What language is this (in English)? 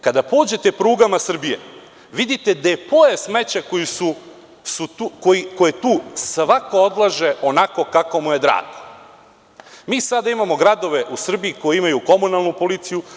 Serbian